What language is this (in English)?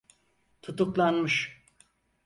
Turkish